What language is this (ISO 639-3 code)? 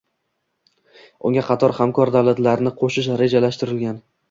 uzb